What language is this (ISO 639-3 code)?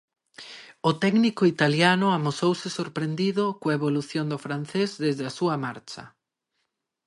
glg